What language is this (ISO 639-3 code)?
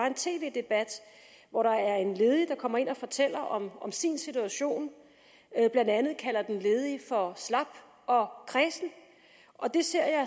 dan